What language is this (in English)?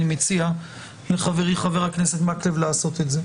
Hebrew